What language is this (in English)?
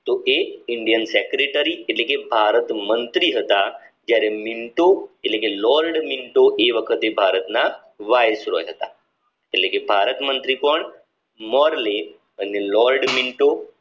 Gujarati